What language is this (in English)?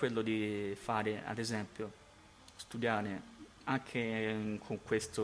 Italian